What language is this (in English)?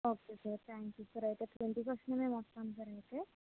Telugu